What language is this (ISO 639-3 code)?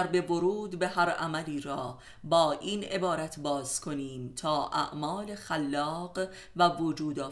fas